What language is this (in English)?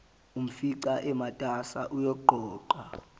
Zulu